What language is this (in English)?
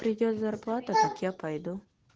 Russian